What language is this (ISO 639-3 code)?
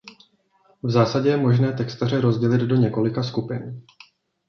ces